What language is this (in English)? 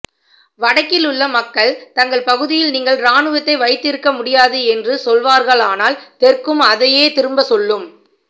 Tamil